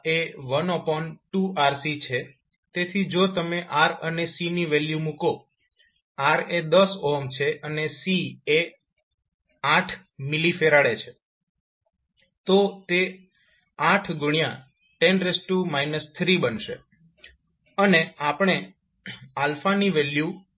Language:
Gujarati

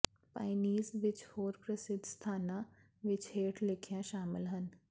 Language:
Punjabi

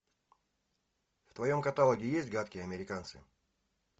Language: Russian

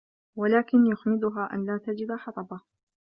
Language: Arabic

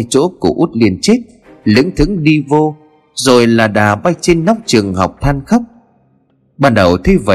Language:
Vietnamese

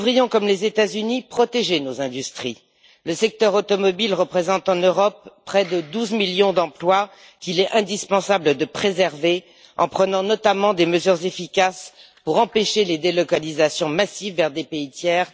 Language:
French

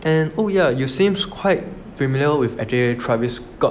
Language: English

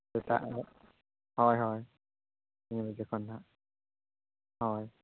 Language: Santali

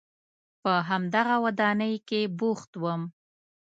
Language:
Pashto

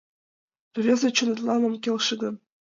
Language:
Mari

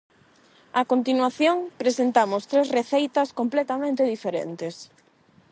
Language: Galician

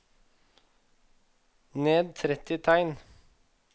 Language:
Norwegian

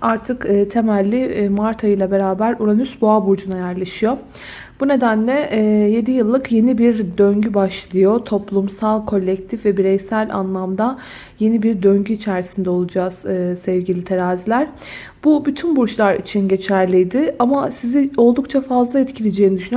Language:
Turkish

